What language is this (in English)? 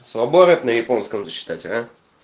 Russian